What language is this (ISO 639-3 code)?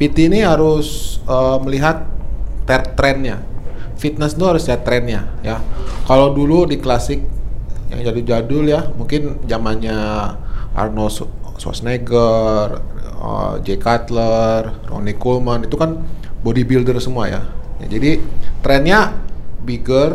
ind